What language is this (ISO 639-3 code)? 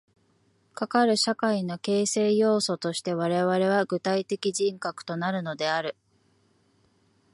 jpn